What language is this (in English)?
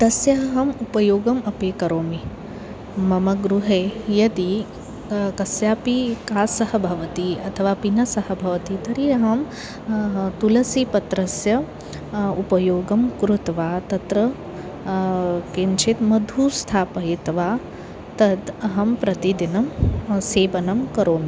Sanskrit